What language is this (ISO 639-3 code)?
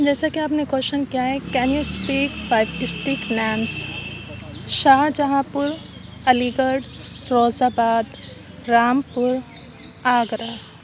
urd